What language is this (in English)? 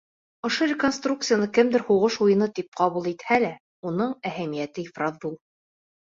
Bashkir